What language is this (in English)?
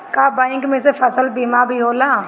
Bhojpuri